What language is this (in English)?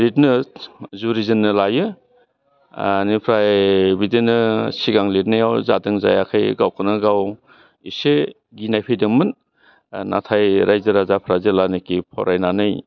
Bodo